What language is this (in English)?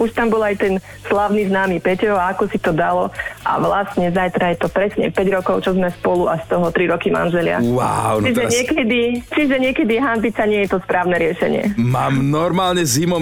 Slovak